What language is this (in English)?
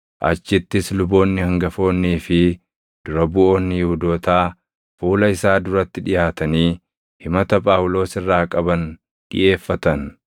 Oromo